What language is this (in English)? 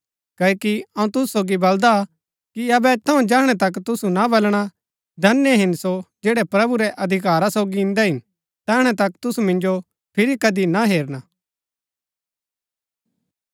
Gaddi